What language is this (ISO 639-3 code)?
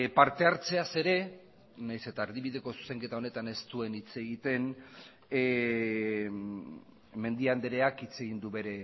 eus